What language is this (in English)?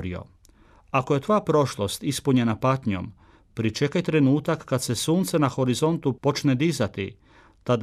Croatian